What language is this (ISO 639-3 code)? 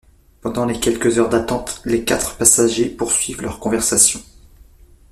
fra